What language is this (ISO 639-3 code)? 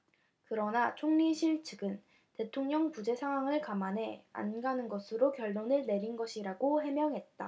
kor